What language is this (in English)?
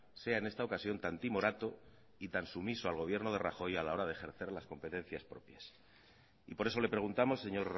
Spanish